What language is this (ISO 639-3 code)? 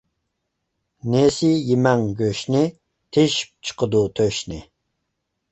uig